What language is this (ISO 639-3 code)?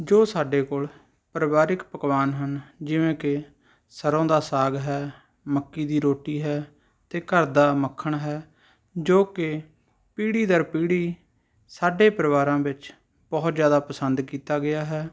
pan